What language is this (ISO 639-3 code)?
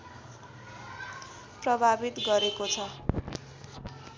nep